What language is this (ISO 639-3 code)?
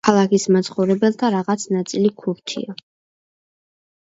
kat